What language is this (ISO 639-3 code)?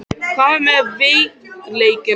isl